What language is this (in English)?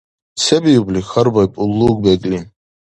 Dargwa